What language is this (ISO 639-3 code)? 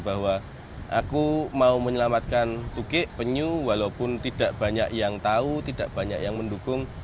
ind